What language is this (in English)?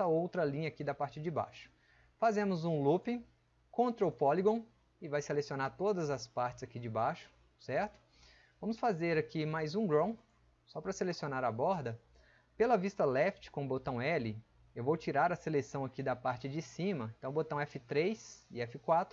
Portuguese